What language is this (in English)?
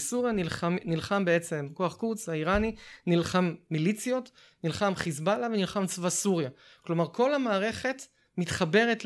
Hebrew